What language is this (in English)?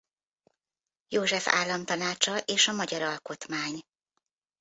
Hungarian